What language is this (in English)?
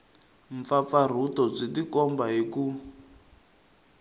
Tsonga